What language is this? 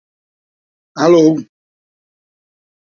Portuguese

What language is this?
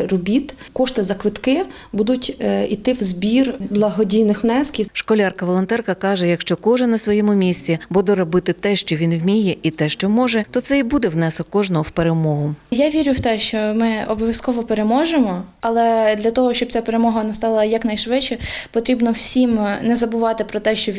Ukrainian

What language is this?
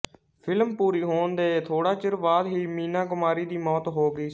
Punjabi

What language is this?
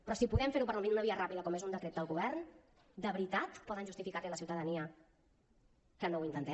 Catalan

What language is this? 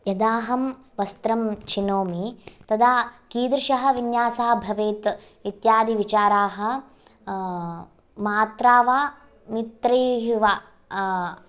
Sanskrit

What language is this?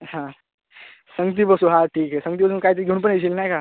Marathi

